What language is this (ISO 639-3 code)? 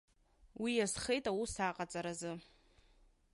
abk